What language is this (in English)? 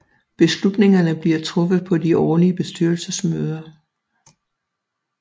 Danish